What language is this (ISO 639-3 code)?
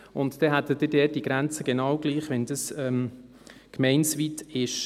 gsw